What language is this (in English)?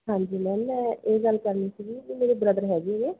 Punjabi